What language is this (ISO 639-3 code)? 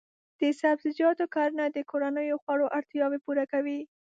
pus